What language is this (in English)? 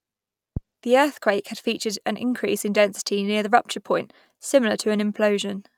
English